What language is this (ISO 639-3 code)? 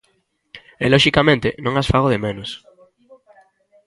glg